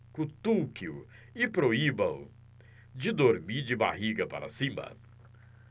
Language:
Portuguese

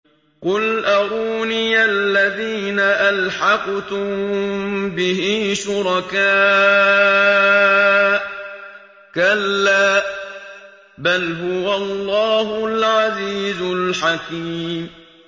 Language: Arabic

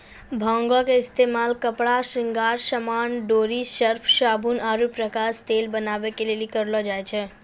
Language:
Maithili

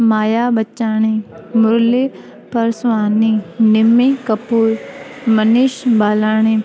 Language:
Sindhi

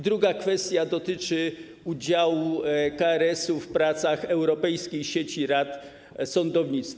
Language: Polish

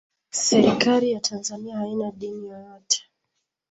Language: Swahili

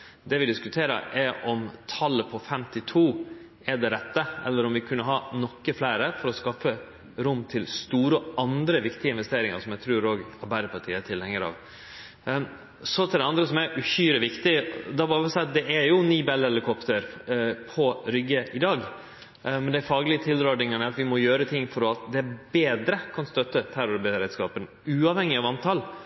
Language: Norwegian Nynorsk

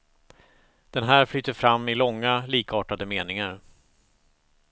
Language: Swedish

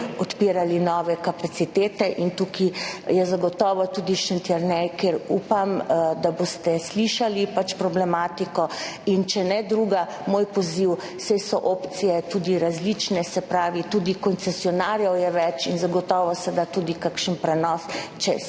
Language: Slovenian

